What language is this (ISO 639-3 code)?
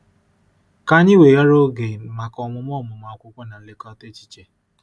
ibo